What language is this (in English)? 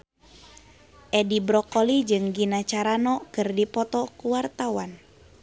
Sundanese